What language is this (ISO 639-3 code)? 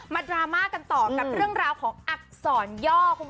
tha